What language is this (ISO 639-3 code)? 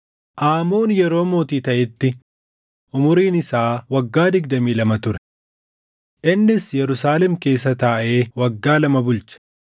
orm